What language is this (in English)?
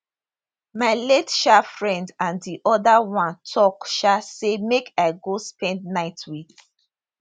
Nigerian Pidgin